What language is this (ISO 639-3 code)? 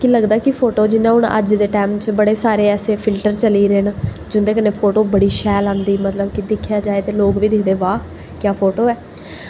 doi